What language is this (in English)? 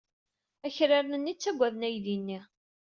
Kabyle